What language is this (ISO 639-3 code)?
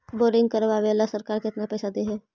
mag